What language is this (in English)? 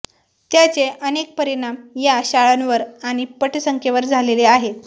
Marathi